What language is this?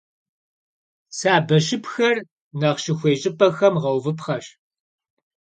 Kabardian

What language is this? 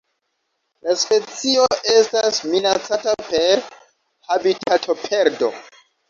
Esperanto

